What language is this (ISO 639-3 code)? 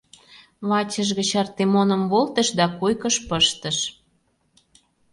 chm